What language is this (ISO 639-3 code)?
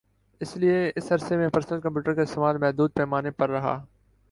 urd